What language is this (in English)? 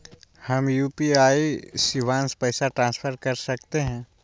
Magahi